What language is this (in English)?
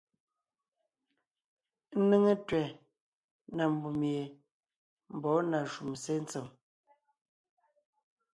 Ngiemboon